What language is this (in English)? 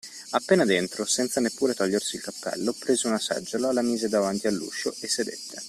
Italian